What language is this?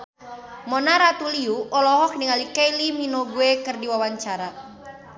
Sundanese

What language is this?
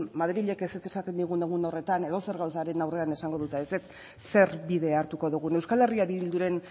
Basque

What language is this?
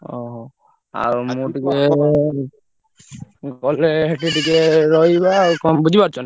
Odia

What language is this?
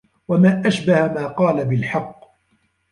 Arabic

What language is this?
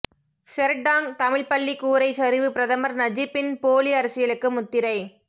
Tamil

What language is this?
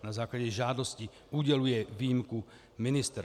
Czech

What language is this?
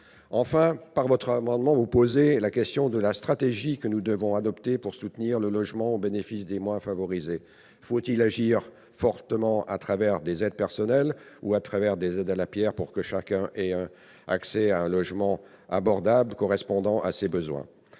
French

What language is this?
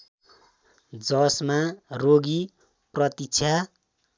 Nepali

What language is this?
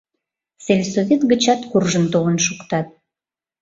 Mari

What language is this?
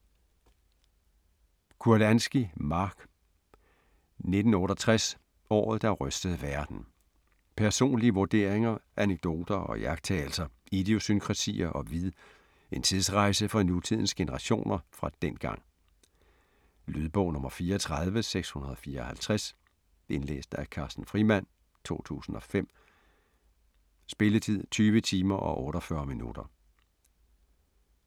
Danish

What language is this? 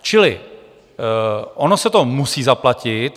Czech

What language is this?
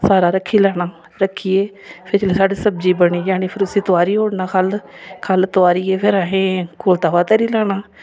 Dogri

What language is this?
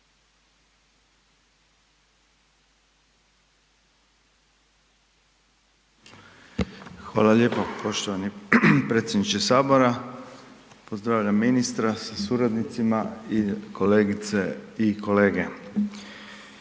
Croatian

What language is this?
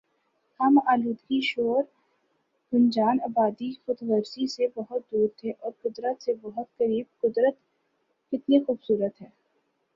Urdu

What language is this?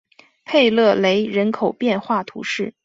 Chinese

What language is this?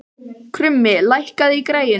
Icelandic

